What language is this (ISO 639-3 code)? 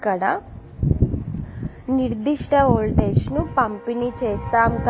tel